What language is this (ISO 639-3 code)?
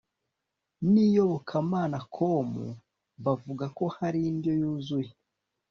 kin